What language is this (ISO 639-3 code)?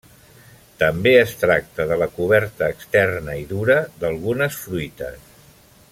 cat